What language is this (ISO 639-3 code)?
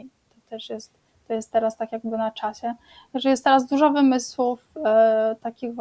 pol